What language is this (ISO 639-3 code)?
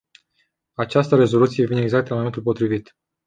ron